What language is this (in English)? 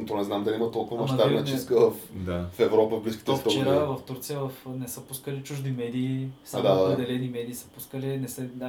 Bulgarian